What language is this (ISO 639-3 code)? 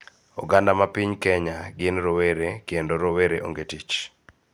luo